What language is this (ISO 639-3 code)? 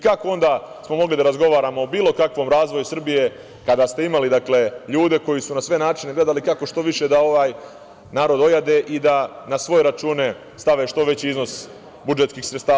srp